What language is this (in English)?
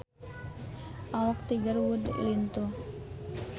Sundanese